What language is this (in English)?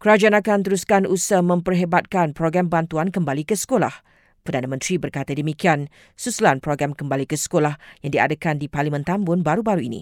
Malay